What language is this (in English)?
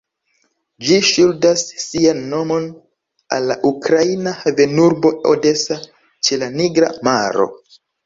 Esperanto